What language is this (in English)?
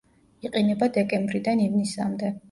Georgian